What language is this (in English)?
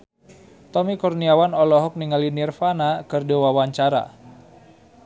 Sundanese